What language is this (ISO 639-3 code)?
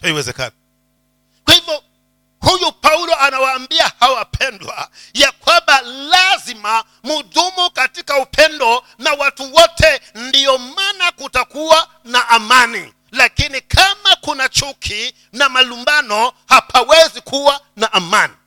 swa